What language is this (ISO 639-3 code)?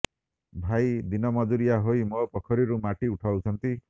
ori